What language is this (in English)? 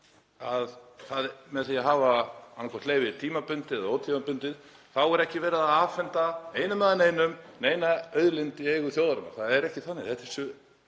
Icelandic